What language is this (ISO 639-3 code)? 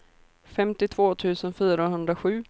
swe